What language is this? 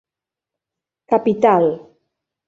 Catalan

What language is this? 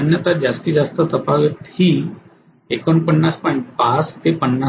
Marathi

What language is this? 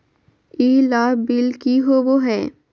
Magahi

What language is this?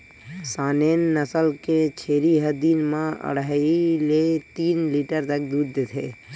Chhattisgarhi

